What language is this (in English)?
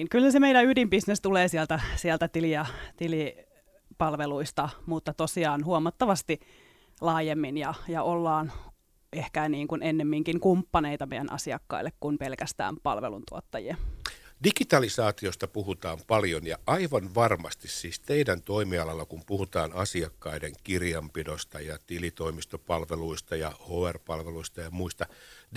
Finnish